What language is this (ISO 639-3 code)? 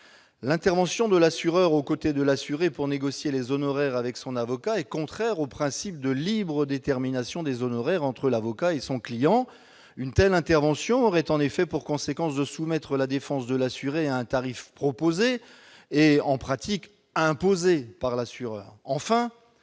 fra